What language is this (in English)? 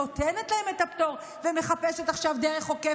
Hebrew